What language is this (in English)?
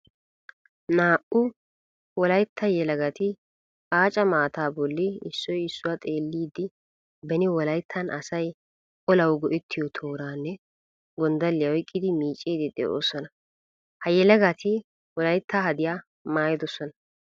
Wolaytta